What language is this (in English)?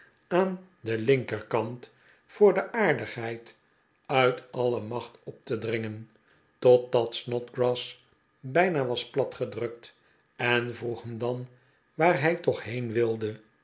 Dutch